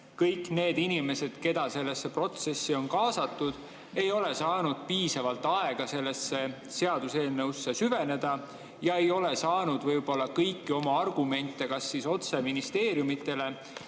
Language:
Estonian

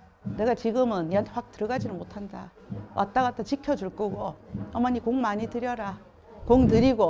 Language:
Korean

